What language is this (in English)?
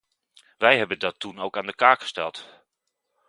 Dutch